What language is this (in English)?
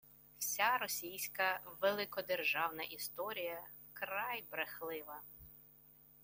Ukrainian